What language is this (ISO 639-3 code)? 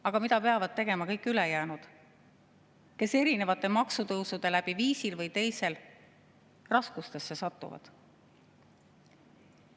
est